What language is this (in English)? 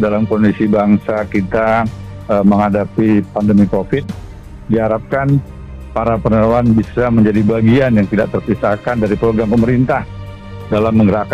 Indonesian